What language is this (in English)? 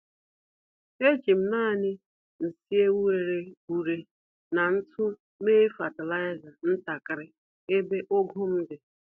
Igbo